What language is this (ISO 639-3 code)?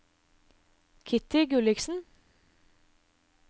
nor